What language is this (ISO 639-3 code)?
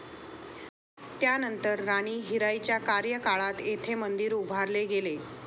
mar